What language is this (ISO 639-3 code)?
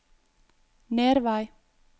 nor